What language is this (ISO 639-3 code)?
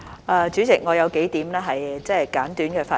yue